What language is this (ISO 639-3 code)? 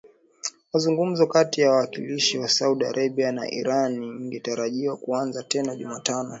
swa